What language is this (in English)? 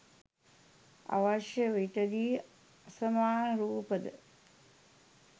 Sinhala